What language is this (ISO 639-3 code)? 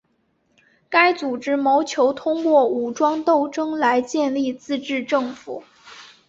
zho